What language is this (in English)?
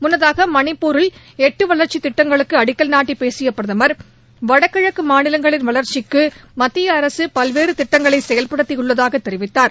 Tamil